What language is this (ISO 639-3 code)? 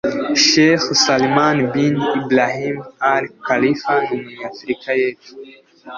kin